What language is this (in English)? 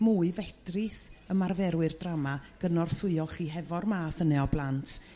Welsh